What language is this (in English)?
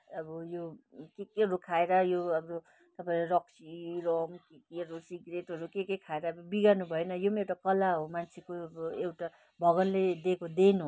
Nepali